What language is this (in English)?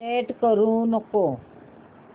Marathi